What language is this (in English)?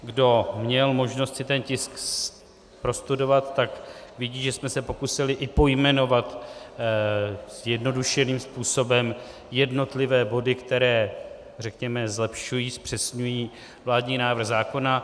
Czech